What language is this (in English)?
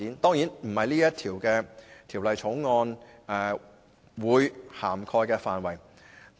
Cantonese